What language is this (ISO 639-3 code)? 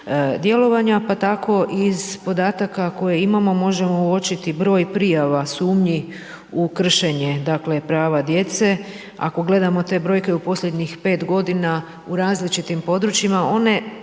hrv